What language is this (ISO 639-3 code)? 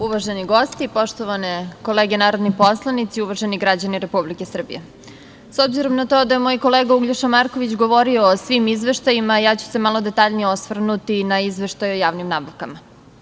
srp